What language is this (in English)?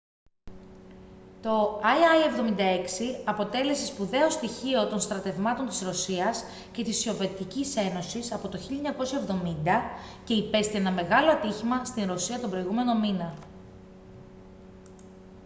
Greek